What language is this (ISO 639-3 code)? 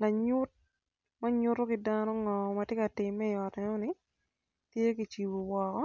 ach